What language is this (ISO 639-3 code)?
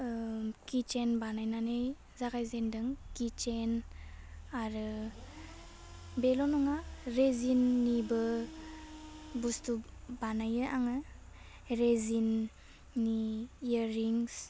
brx